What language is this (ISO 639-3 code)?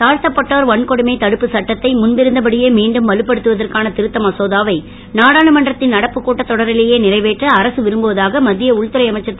tam